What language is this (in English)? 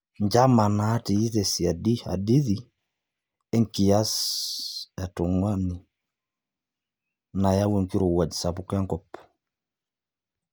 Masai